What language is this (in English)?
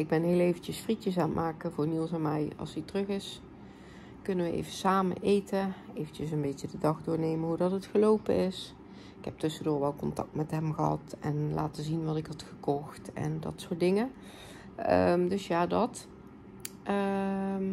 Dutch